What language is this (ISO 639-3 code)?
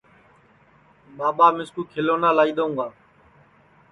ssi